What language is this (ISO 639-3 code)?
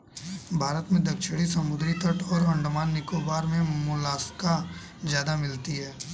hin